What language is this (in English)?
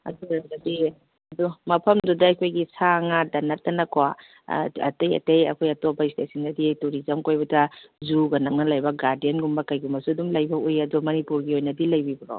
Manipuri